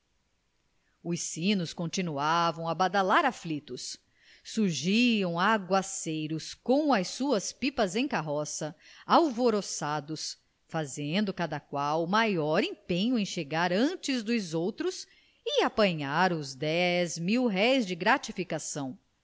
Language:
Portuguese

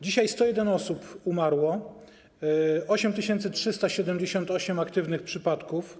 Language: Polish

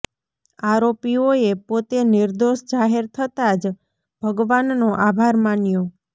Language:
Gujarati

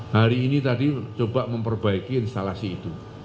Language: Indonesian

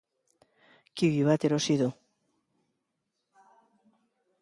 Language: Basque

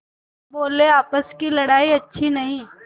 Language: Hindi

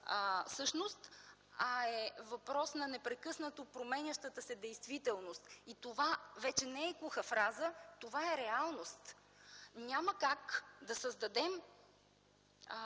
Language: Bulgarian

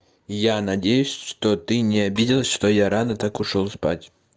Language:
Russian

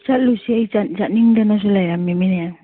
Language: Manipuri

